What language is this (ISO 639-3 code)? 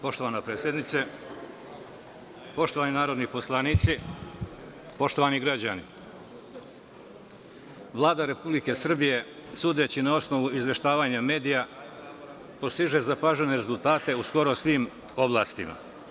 srp